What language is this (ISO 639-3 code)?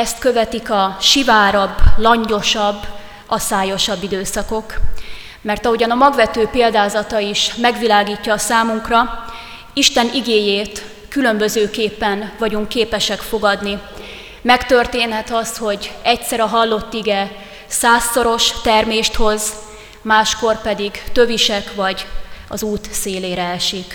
hun